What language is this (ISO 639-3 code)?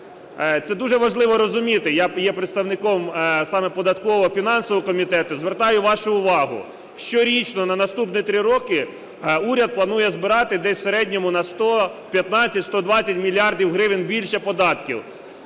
ukr